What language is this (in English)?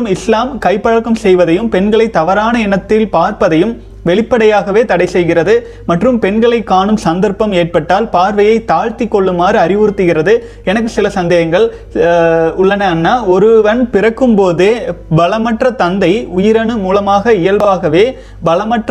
Tamil